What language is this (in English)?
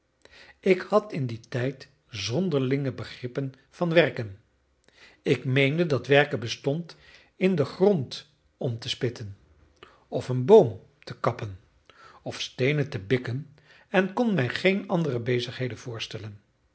Dutch